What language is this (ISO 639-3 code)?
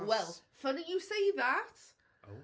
cym